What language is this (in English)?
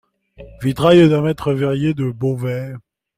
French